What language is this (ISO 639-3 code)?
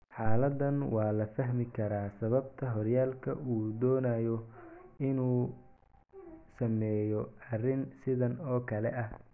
som